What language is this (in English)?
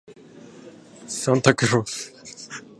Japanese